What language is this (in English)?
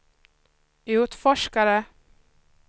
Swedish